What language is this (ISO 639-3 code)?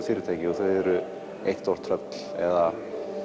isl